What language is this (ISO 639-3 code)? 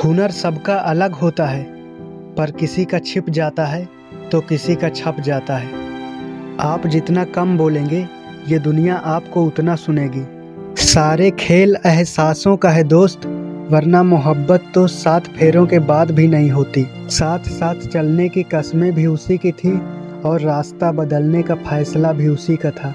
hin